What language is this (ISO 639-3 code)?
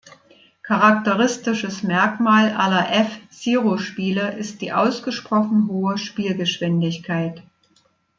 deu